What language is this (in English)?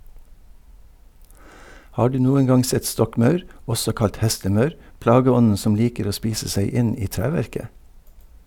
Norwegian